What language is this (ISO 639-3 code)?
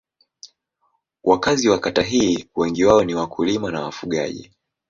swa